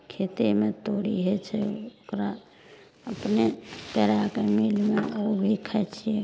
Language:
Maithili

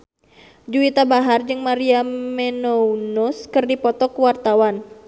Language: Sundanese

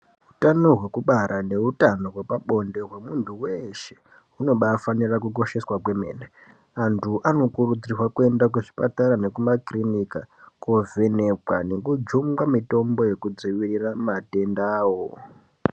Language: Ndau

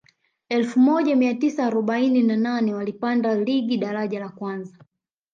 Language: Swahili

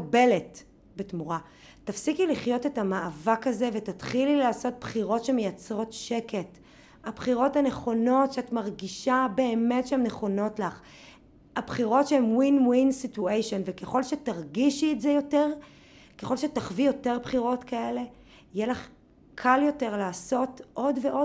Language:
Hebrew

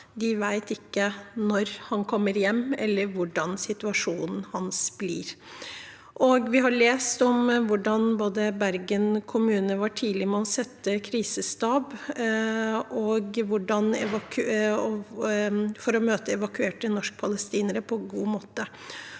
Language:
Norwegian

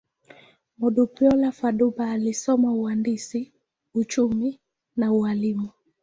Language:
Swahili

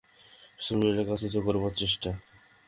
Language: Bangla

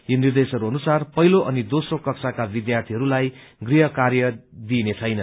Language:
Nepali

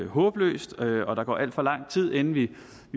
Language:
Danish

